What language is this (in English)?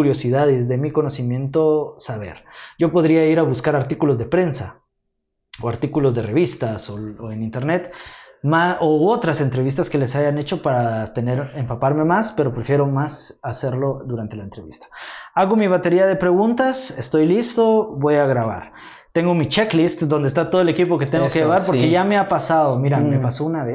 Spanish